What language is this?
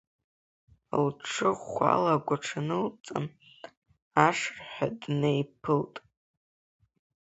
Abkhazian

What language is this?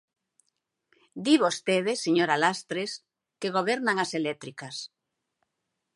Galician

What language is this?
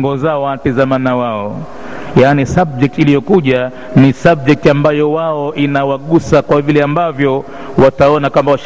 Swahili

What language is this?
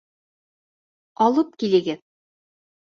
Bashkir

